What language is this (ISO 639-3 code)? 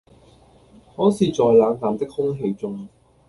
yue